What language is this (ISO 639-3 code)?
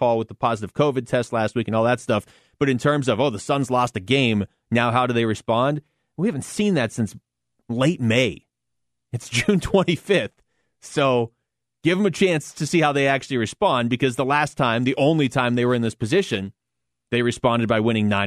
eng